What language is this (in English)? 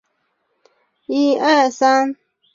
Chinese